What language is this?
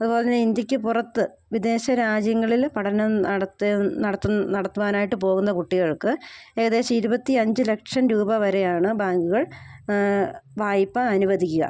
Malayalam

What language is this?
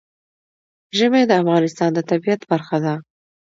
Pashto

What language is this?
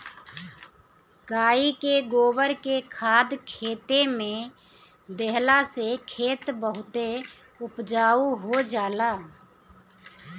Bhojpuri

